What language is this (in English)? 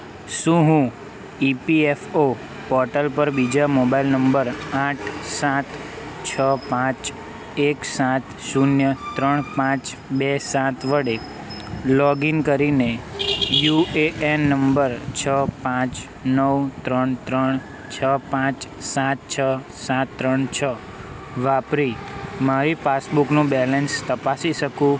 Gujarati